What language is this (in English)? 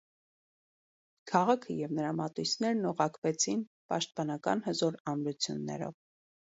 Armenian